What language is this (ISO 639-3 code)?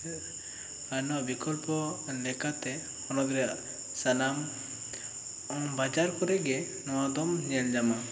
sat